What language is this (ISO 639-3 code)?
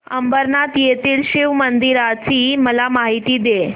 mar